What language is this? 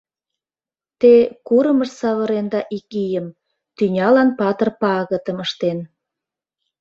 Mari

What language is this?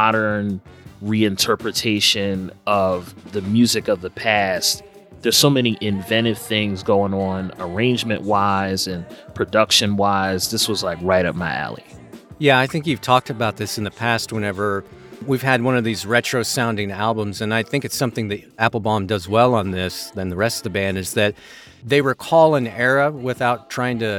English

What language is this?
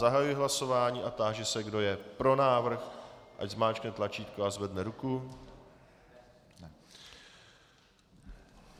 Czech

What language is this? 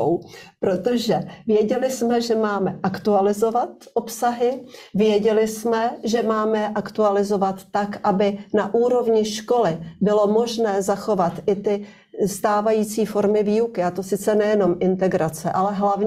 Czech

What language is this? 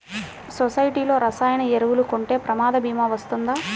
Telugu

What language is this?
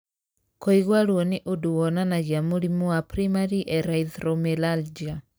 Kikuyu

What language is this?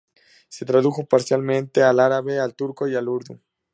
Spanish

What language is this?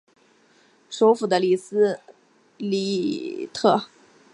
Chinese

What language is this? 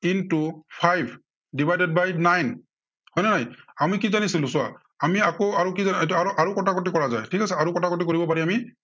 Assamese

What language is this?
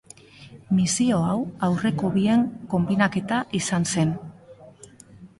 Basque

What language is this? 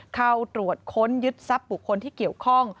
Thai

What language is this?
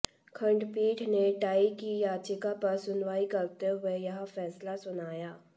Hindi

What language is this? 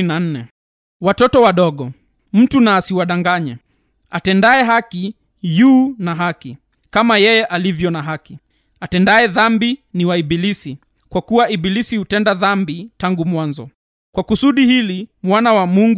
Swahili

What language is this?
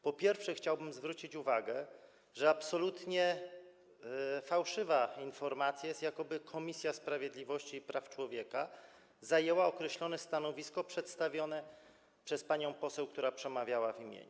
Polish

